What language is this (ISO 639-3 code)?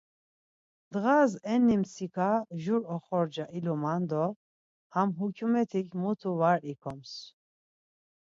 lzz